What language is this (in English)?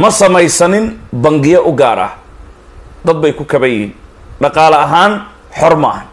Arabic